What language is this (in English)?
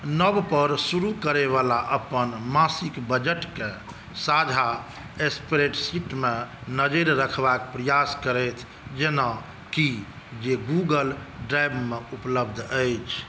Maithili